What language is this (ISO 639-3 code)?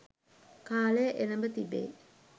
sin